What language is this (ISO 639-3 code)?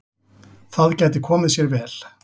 isl